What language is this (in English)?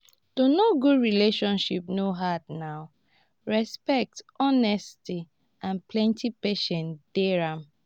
Nigerian Pidgin